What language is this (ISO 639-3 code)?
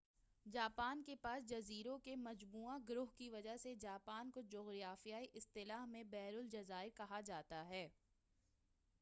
urd